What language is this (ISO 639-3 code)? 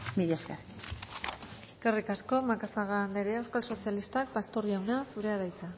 eus